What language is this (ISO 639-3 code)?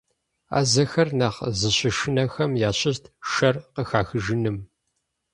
kbd